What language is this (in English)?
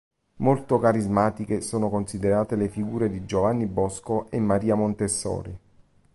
Italian